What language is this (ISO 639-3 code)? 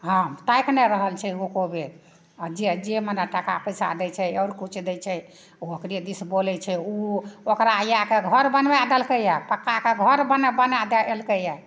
mai